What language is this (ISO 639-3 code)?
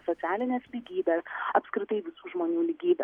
lit